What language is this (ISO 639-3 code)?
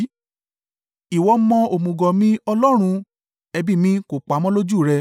yor